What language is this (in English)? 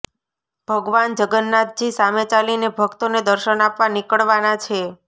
Gujarati